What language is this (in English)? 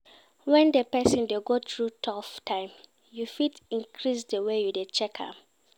Nigerian Pidgin